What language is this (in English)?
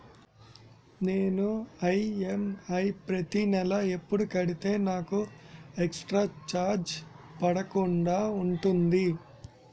Telugu